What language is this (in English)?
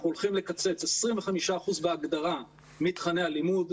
Hebrew